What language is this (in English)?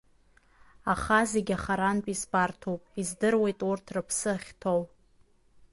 Abkhazian